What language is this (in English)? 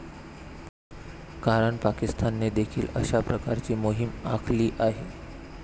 Marathi